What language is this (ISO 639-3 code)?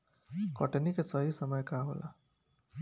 bho